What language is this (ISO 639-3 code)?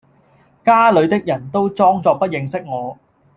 yue